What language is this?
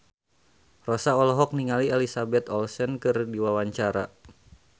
Sundanese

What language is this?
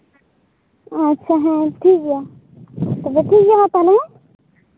Santali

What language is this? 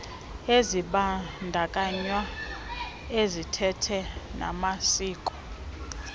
Xhosa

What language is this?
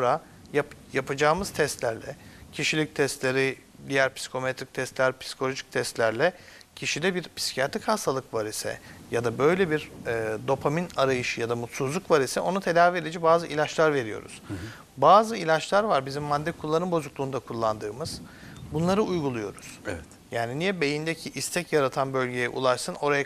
Turkish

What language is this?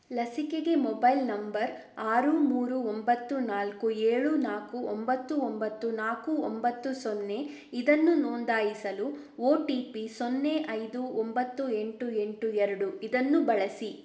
Kannada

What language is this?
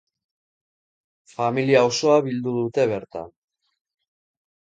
Basque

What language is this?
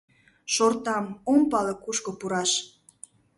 Mari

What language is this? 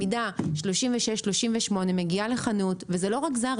Hebrew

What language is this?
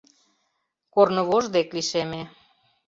Mari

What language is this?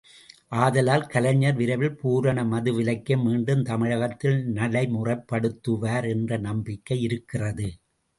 Tamil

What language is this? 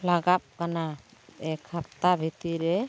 Santali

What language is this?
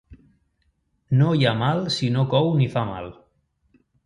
Catalan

